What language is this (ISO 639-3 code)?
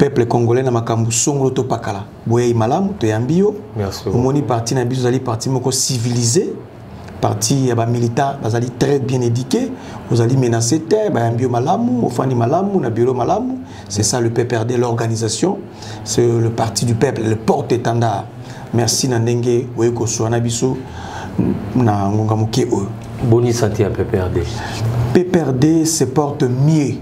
fra